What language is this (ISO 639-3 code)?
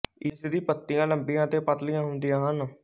pan